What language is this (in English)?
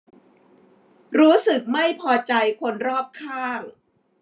Thai